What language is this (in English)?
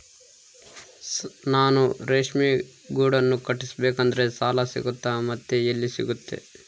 Kannada